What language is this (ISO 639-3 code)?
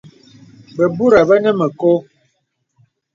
beb